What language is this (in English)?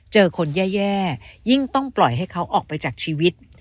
Thai